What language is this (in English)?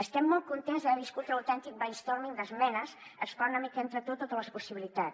Catalan